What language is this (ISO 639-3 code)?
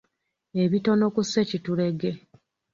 lug